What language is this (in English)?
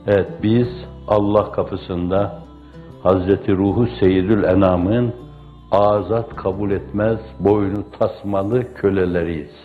Turkish